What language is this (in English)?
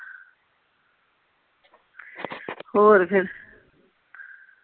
Punjabi